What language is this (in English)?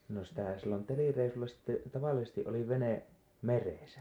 Finnish